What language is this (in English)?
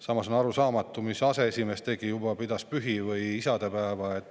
Estonian